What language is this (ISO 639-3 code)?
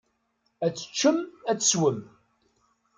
kab